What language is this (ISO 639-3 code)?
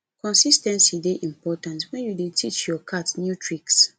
pcm